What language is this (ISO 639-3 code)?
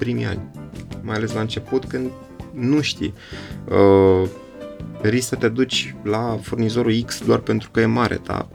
ron